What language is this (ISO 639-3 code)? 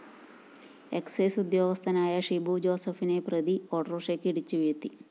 mal